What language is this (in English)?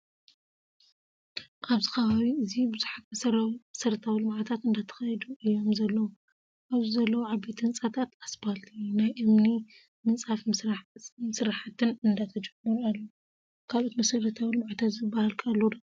Tigrinya